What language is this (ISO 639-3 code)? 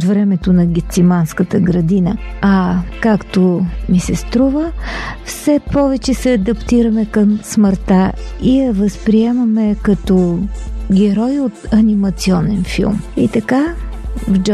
bul